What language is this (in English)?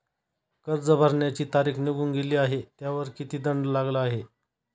Marathi